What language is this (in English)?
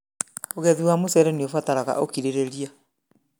Kikuyu